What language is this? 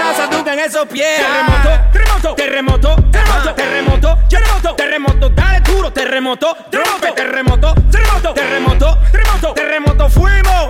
Polish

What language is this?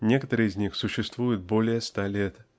Russian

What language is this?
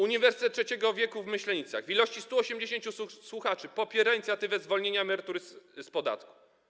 Polish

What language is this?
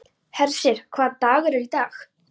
Icelandic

